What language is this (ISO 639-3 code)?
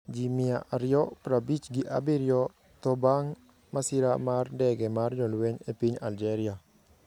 luo